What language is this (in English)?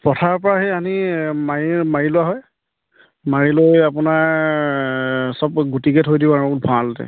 Assamese